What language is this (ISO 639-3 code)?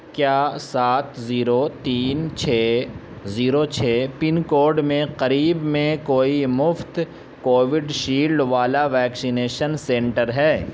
urd